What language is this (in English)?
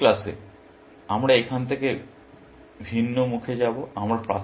Bangla